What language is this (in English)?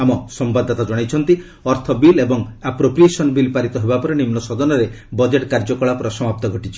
Odia